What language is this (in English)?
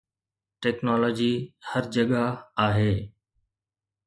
Sindhi